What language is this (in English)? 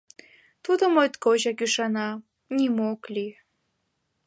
Mari